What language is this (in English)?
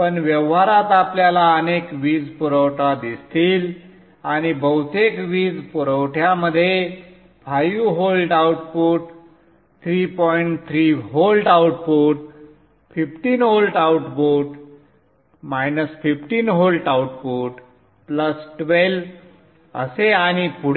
Marathi